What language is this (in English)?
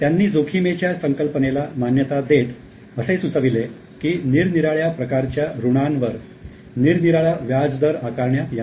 Marathi